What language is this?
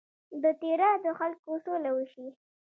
Pashto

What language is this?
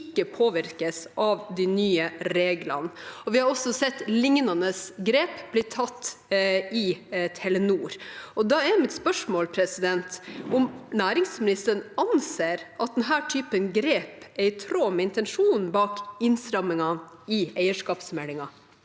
Norwegian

